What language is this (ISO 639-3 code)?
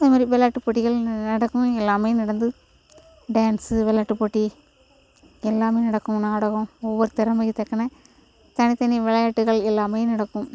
tam